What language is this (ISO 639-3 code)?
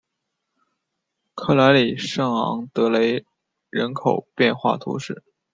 zho